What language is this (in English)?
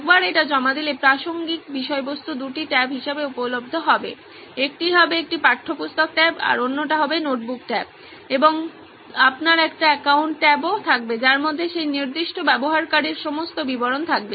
Bangla